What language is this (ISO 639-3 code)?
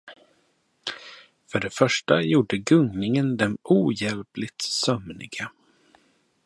swe